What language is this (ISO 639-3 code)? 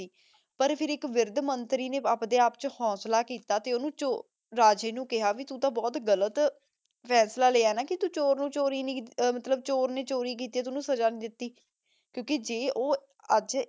pan